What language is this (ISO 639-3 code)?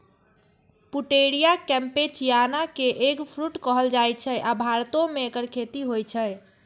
mai